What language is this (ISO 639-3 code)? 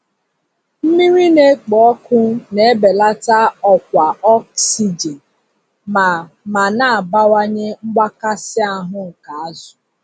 ibo